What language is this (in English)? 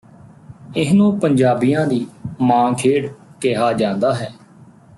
Punjabi